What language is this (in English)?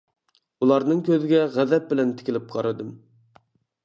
Uyghur